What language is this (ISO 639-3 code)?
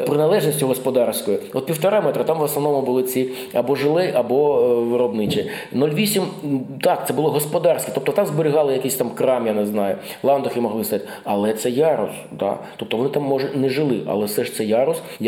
ukr